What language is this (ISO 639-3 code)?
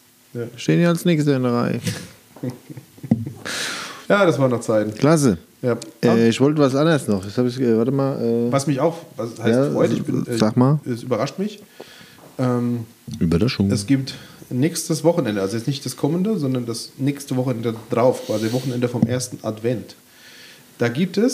deu